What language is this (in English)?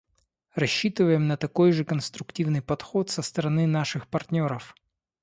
Russian